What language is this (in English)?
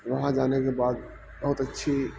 Urdu